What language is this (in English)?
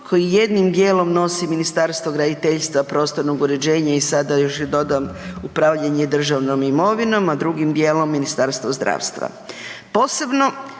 Croatian